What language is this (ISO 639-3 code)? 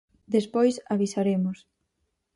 glg